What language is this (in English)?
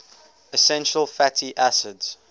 English